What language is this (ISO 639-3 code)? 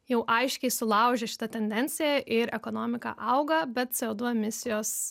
lit